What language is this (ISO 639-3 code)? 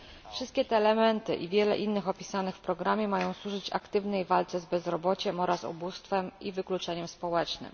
pol